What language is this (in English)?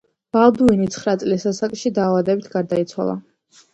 Georgian